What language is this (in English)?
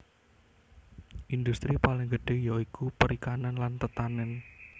Javanese